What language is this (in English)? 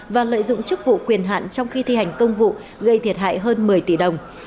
Vietnamese